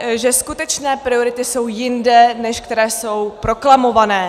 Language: Czech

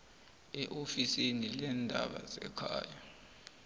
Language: South Ndebele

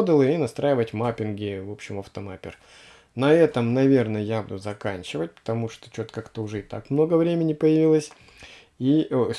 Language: Russian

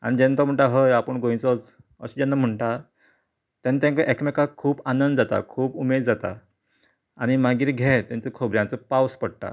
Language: Konkani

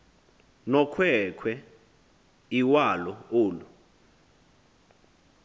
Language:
Xhosa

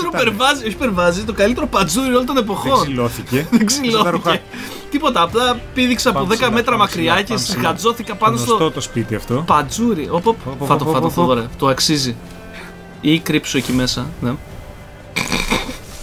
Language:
Greek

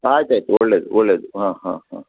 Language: Kannada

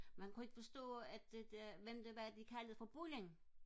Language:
Danish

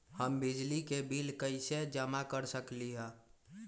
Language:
Magahi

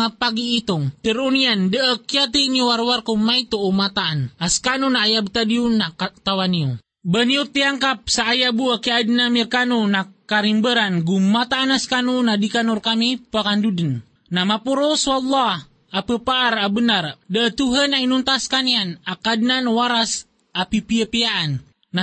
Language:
Filipino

